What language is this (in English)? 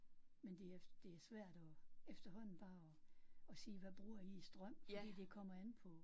Danish